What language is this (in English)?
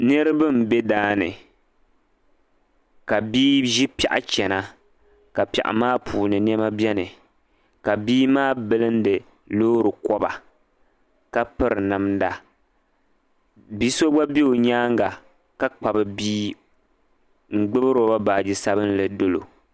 Dagbani